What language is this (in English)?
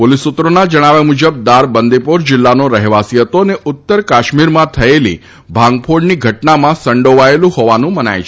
Gujarati